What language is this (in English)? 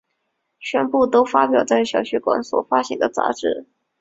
Chinese